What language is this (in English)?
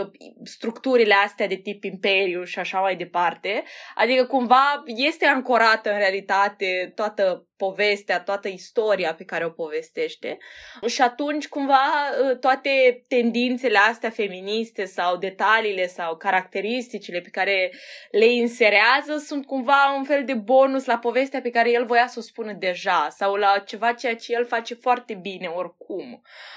Romanian